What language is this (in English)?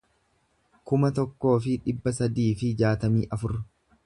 Oromo